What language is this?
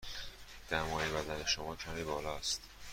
Persian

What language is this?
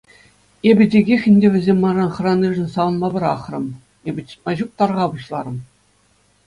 Chuvash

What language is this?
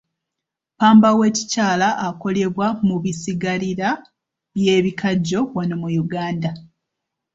Ganda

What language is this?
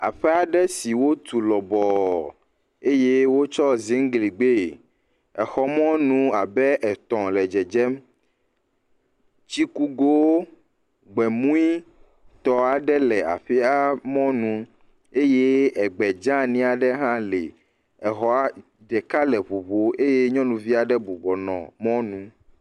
Ewe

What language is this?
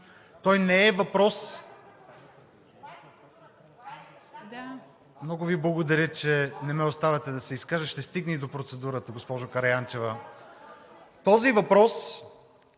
Bulgarian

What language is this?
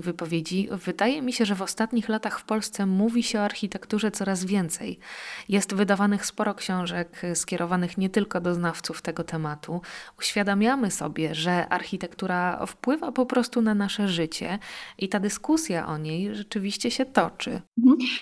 Polish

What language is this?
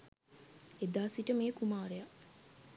Sinhala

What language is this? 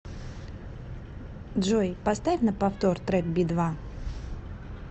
Russian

